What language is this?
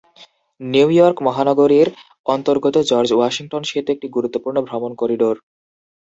Bangla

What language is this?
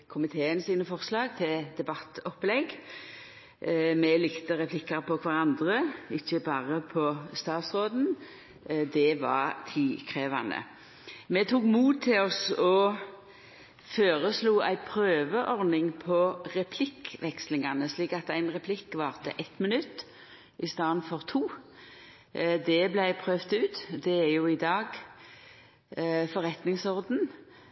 Norwegian Nynorsk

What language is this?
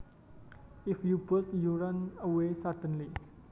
Javanese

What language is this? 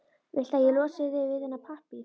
Icelandic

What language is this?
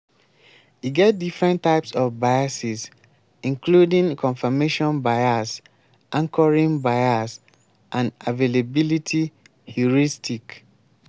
Nigerian Pidgin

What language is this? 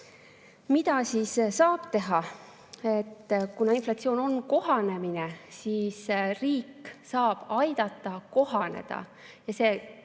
Estonian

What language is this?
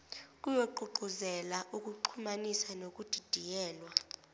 Zulu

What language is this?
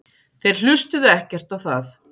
Icelandic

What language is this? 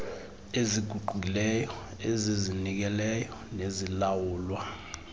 Xhosa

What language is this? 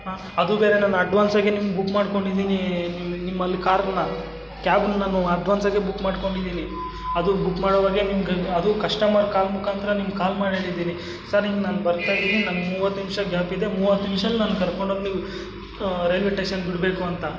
Kannada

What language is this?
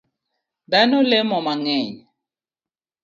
Luo (Kenya and Tanzania)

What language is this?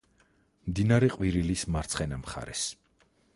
Georgian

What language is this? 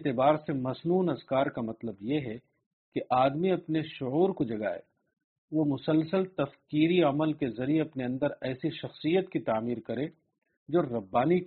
Urdu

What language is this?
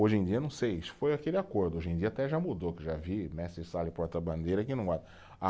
Portuguese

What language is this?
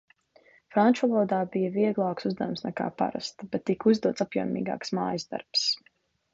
Latvian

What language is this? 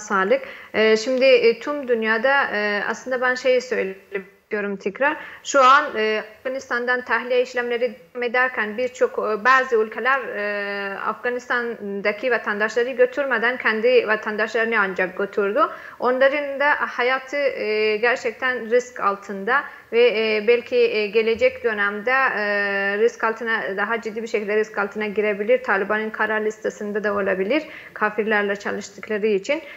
Turkish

